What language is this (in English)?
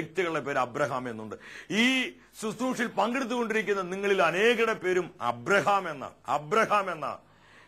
Romanian